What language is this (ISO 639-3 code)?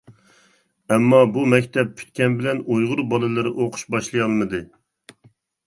uig